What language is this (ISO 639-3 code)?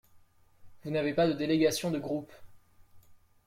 fra